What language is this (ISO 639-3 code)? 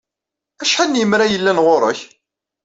kab